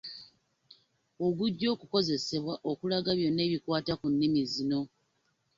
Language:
Ganda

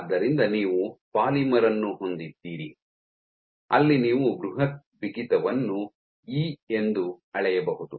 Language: Kannada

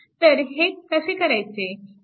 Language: Marathi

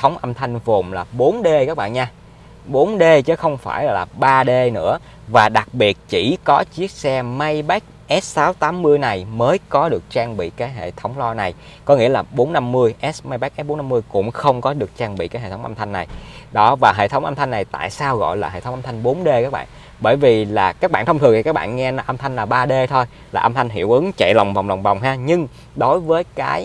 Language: Vietnamese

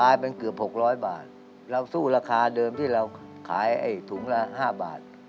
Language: Thai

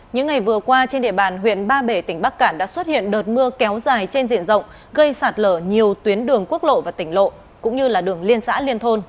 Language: Vietnamese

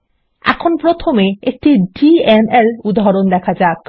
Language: Bangla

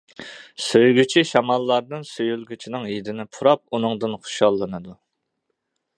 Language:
Uyghur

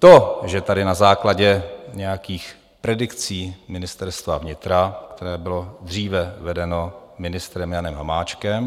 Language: Czech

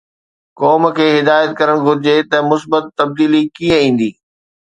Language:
Sindhi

